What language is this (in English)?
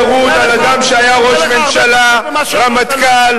Hebrew